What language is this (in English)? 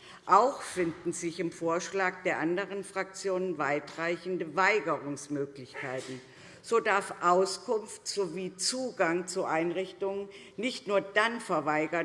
German